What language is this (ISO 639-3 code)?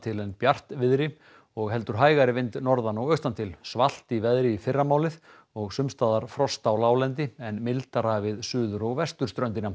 isl